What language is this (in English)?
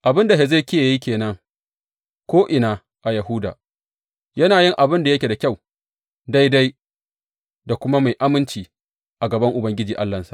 Hausa